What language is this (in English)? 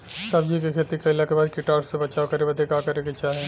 Bhojpuri